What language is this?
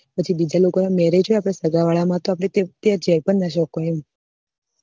Gujarati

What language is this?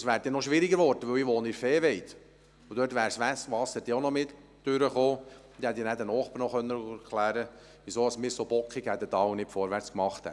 Swiss German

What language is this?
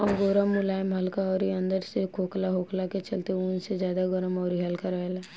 Bhojpuri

